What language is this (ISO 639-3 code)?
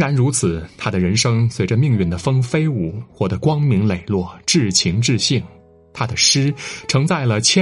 zho